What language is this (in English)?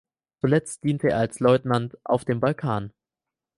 German